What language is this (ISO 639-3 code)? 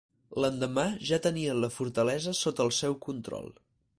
cat